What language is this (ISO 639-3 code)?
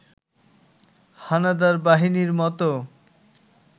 ben